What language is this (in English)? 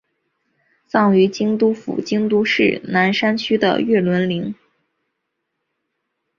Chinese